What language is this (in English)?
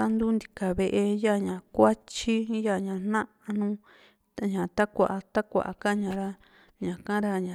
Juxtlahuaca Mixtec